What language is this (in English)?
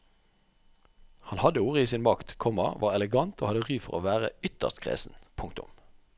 Norwegian